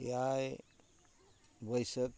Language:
Santali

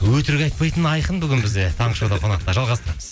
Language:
Kazakh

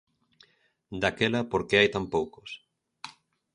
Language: Galician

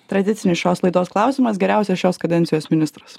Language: Lithuanian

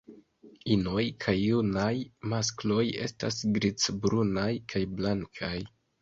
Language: Esperanto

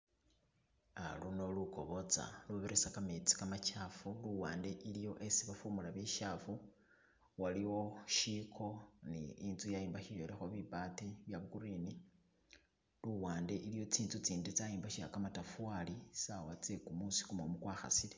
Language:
Masaaba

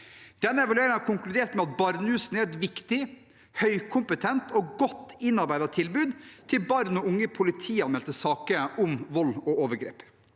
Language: Norwegian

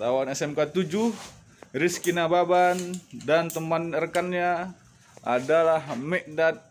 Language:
Indonesian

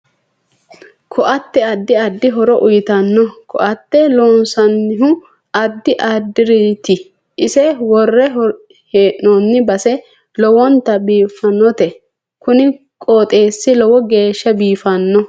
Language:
Sidamo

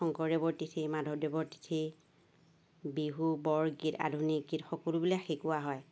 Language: Assamese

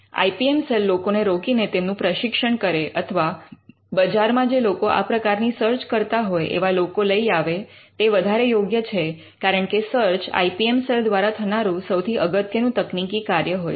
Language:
Gujarati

